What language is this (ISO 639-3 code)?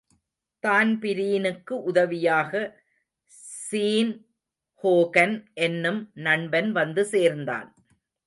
tam